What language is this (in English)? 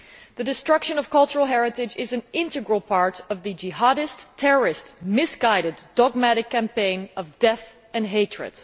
English